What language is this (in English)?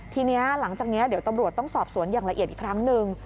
Thai